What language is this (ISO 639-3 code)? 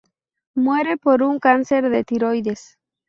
spa